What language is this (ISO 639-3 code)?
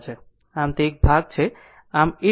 guj